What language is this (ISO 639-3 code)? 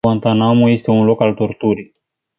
ron